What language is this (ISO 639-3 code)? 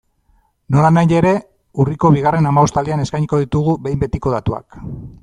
eus